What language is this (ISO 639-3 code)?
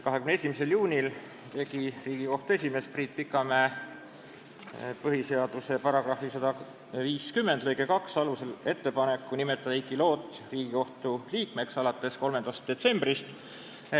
est